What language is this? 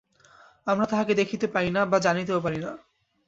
Bangla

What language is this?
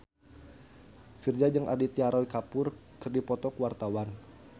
Sundanese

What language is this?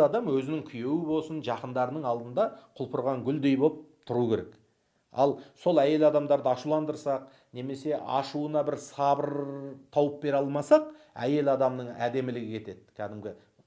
Turkish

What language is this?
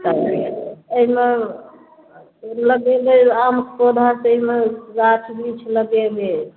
Maithili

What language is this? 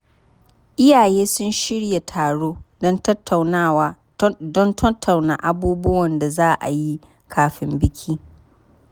Hausa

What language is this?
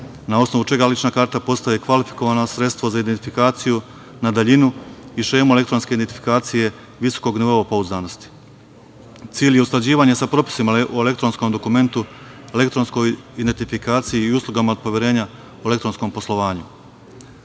Serbian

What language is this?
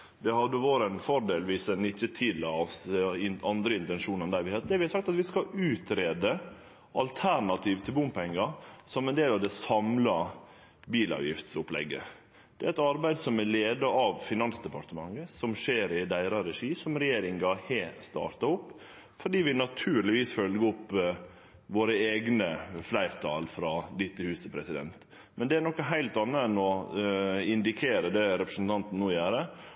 Norwegian Nynorsk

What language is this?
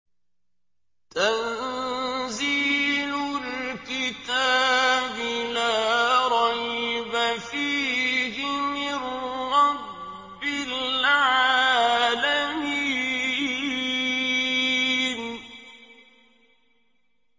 Arabic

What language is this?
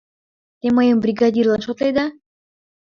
Mari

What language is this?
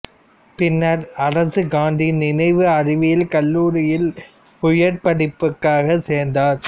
Tamil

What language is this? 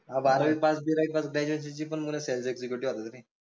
Marathi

